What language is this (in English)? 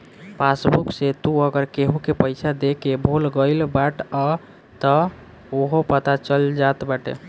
Bhojpuri